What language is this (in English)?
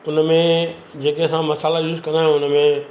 Sindhi